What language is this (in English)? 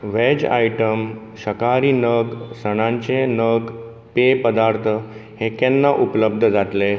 Konkani